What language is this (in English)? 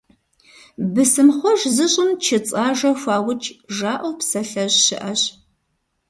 Kabardian